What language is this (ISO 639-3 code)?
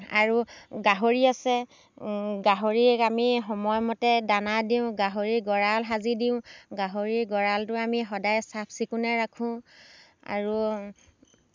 asm